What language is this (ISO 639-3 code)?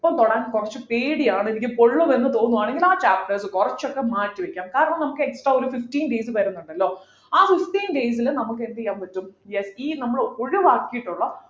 mal